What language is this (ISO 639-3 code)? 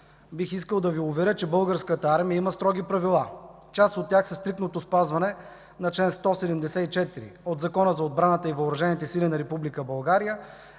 bul